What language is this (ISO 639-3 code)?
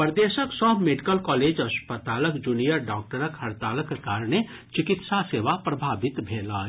mai